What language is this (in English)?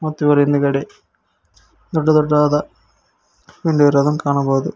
Kannada